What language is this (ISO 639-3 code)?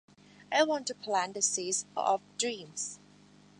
eng